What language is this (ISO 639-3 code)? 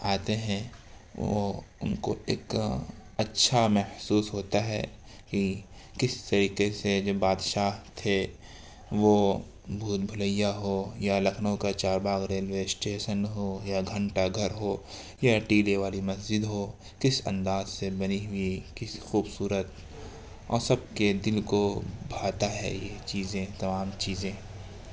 urd